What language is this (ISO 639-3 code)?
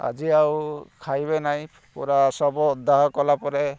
ori